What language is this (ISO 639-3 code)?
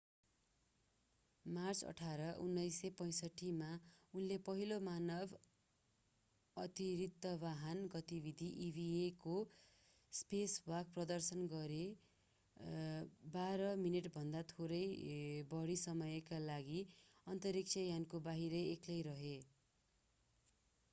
nep